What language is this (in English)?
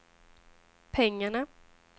Swedish